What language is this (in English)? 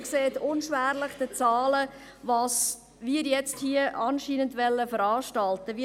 Swiss German